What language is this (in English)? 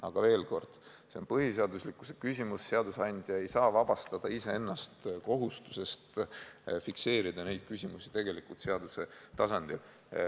Estonian